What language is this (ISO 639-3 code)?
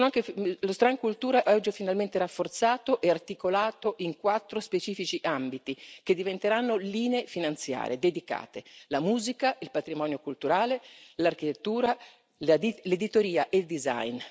ita